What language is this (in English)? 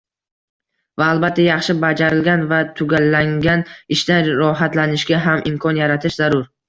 Uzbek